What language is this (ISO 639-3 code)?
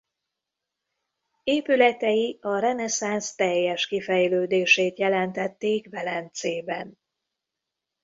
hun